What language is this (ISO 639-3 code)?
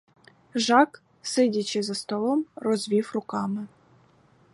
ukr